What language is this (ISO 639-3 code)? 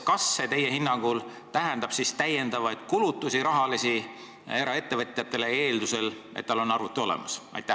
est